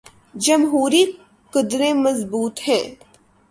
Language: Urdu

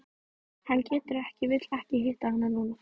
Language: Icelandic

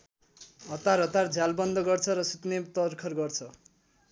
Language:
Nepali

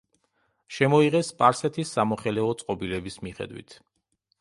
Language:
Georgian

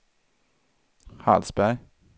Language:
Swedish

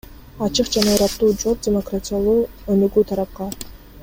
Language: Kyrgyz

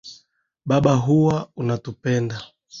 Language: Swahili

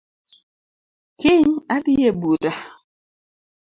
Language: Luo (Kenya and Tanzania)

